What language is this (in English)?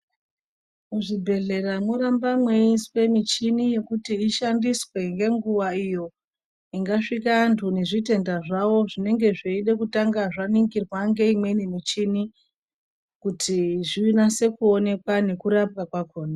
Ndau